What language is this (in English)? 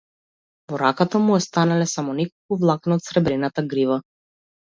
Macedonian